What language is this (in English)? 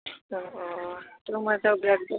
Bodo